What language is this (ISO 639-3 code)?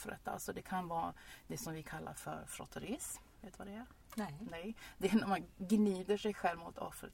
swe